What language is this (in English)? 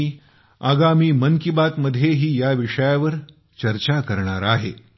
Marathi